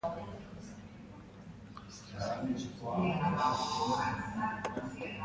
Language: Basque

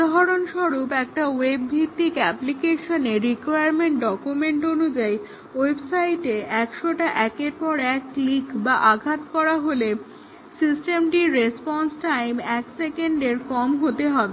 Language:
Bangla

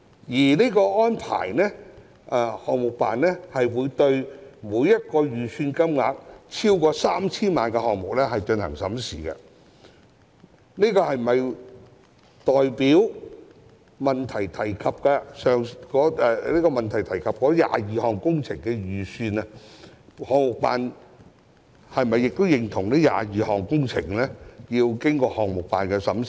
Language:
Cantonese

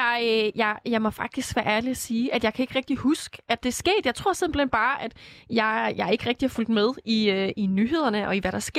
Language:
Danish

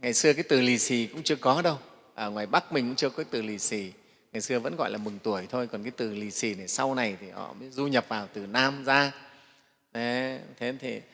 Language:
Vietnamese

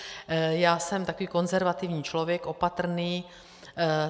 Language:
Czech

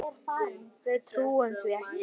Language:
Icelandic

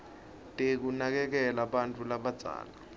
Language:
Swati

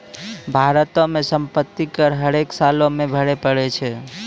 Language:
Maithili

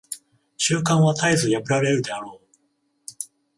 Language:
Japanese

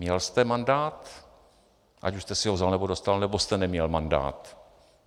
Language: Czech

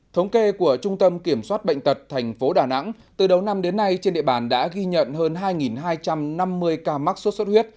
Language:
Vietnamese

